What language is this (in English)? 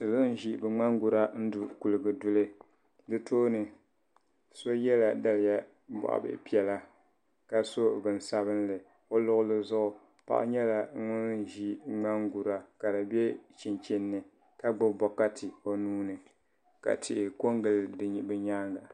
Dagbani